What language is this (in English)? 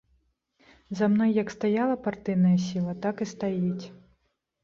Belarusian